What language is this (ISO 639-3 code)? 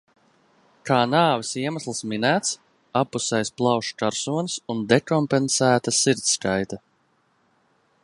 lav